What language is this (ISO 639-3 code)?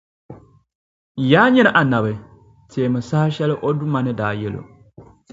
dag